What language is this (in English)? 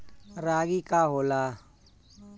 Bhojpuri